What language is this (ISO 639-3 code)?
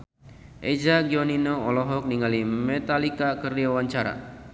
sun